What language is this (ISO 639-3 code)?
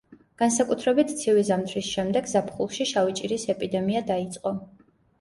kat